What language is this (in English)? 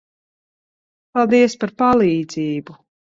Latvian